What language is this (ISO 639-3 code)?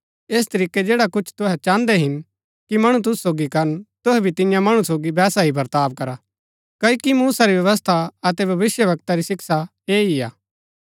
gbk